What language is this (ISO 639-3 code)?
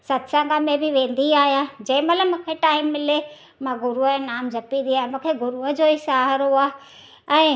snd